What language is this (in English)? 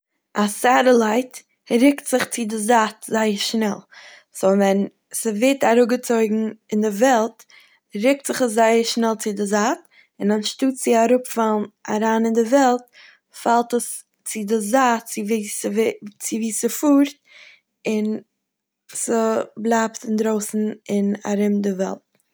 Yiddish